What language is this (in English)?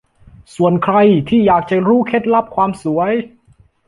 Thai